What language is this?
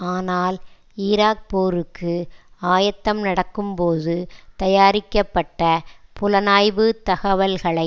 Tamil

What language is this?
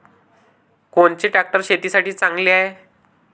Marathi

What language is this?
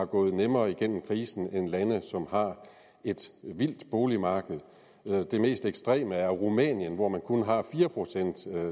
Danish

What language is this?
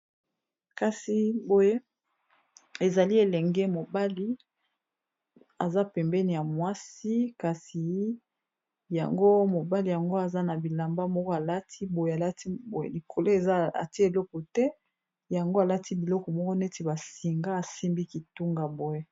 Lingala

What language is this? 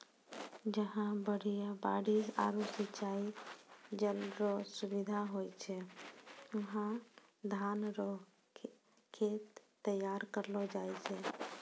Maithili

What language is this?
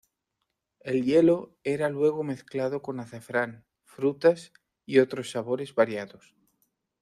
Spanish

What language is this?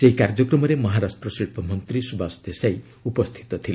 Odia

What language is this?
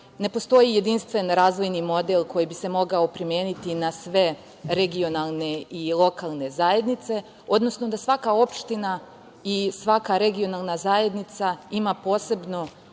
Serbian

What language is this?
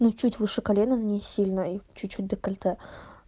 Russian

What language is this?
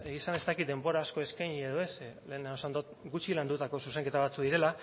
Basque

